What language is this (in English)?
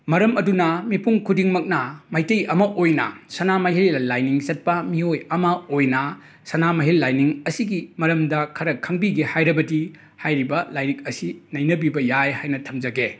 Manipuri